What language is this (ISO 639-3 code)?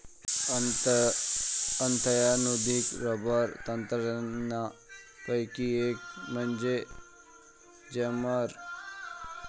mar